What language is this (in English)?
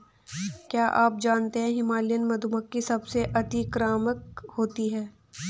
Hindi